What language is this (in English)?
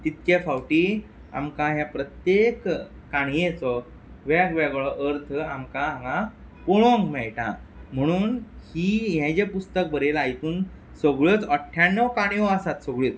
Konkani